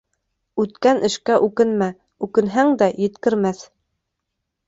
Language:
Bashkir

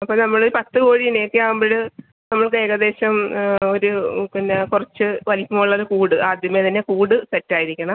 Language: Malayalam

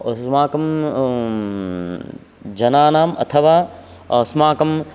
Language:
Sanskrit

